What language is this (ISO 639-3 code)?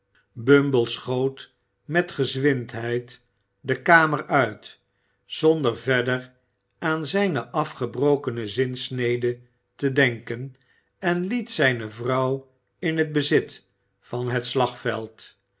nld